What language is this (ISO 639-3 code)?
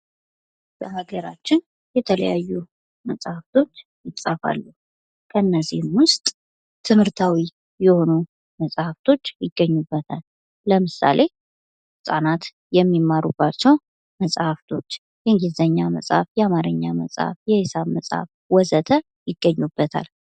amh